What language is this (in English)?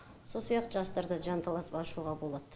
Kazakh